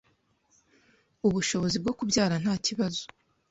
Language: Kinyarwanda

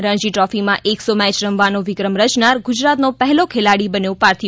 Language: Gujarati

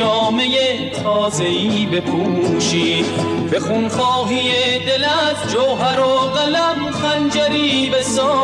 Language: Persian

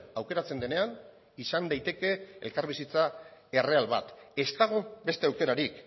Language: Basque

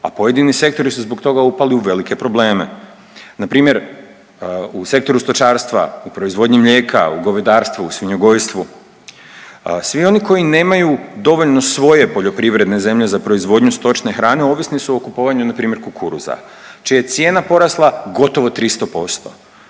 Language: Croatian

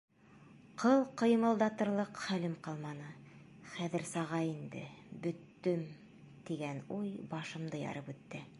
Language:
Bashkir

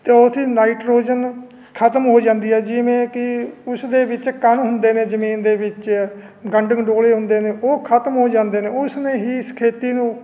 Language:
Punjabi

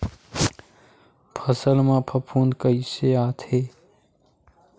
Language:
Chhattisgarhi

